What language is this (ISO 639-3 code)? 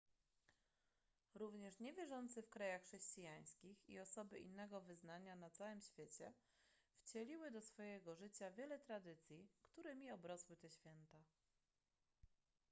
pol